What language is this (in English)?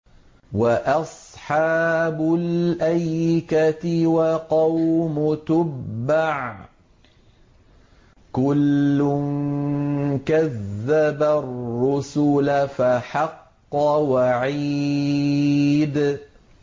Arabic